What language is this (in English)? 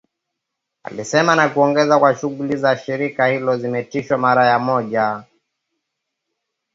Swahili